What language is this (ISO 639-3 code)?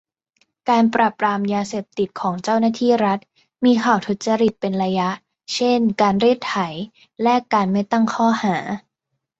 tha